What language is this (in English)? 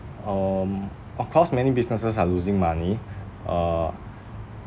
English